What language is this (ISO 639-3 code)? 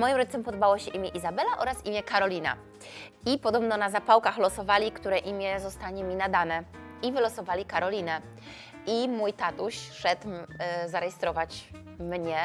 pol